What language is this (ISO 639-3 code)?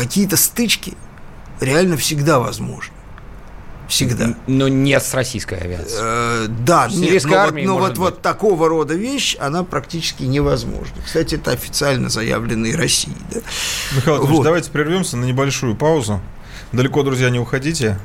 rus